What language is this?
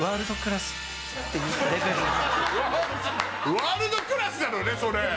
Japanese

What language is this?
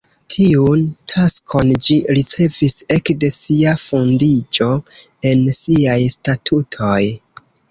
Esperanto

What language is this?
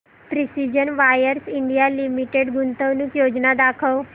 Marathi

